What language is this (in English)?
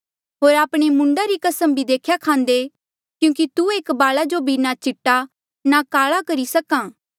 Mandeali